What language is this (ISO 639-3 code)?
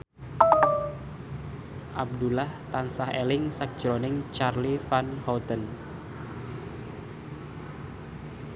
jav